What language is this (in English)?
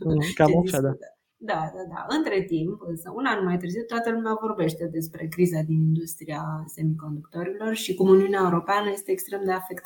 Romanian